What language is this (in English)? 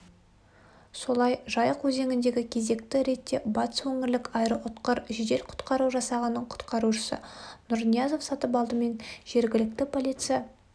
Kazakh